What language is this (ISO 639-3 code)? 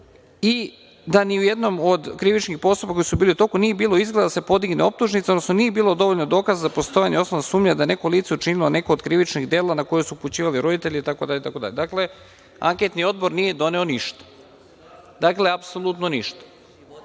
srp